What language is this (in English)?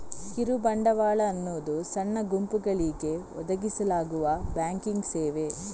Kannada